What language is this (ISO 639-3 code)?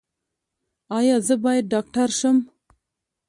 pus